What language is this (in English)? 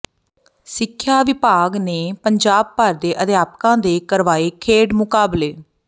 Punjabi